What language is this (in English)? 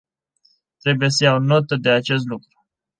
Romanian